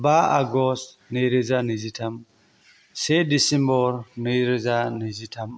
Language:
Bodo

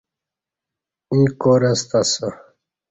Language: Kati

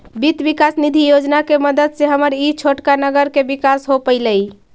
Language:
Magahi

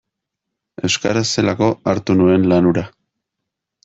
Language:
Basque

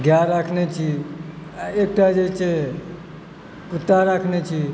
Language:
Maithili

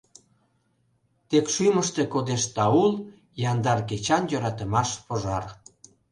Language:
Mari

